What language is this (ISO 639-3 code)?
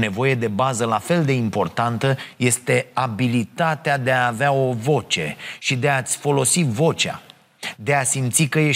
ron